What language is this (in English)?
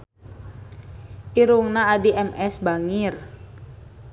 Sundanese